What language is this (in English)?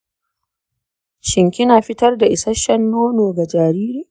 Hausa